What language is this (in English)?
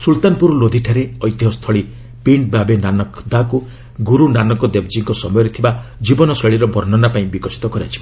Odia